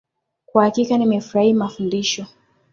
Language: Swahili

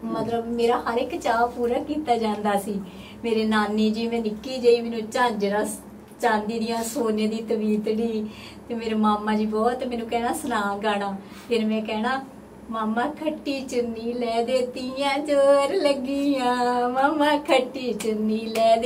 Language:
Punjabi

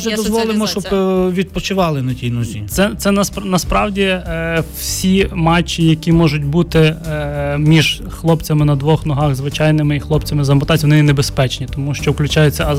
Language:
Ukrainian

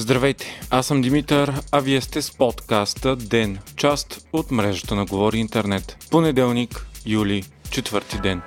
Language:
Bulgarian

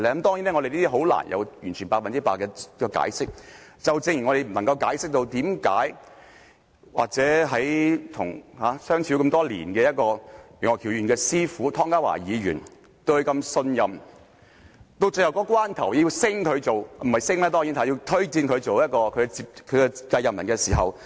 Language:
Cantonese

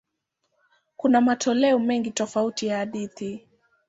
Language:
Swahili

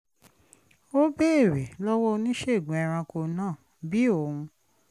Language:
Yoruba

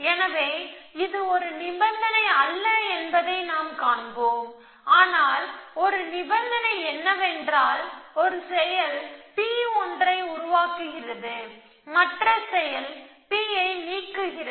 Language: Tamil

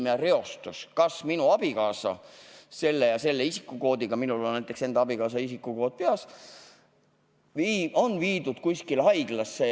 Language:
Estonian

